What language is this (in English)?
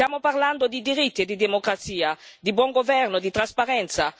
Italian